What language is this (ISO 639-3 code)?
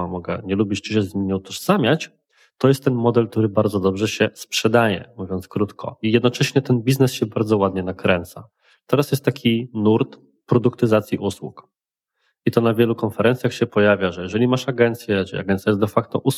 pol